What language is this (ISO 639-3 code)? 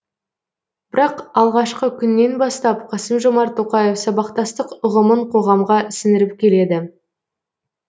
kaz